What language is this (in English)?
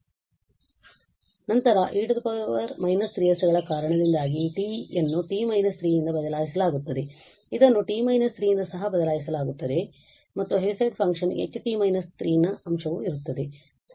Kannada